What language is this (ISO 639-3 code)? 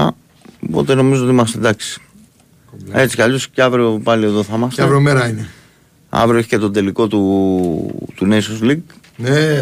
ell